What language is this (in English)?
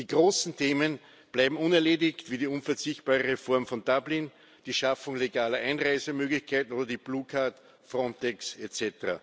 German